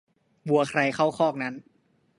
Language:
Thai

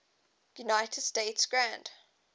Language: English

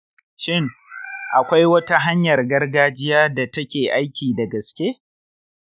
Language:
Hausa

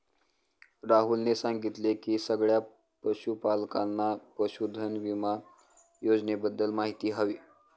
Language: Marathi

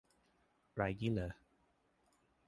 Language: Thai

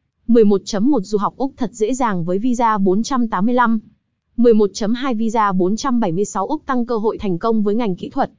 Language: Vietnamese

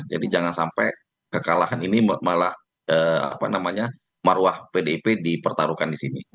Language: Indonesian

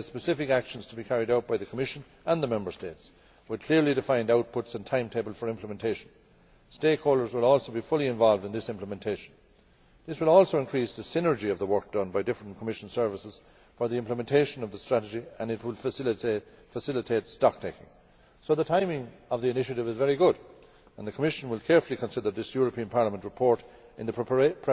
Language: English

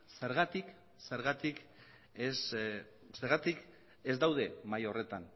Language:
Basque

